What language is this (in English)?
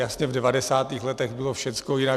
Czech